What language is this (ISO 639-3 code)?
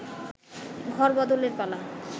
ben